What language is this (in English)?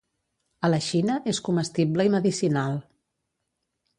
Catalan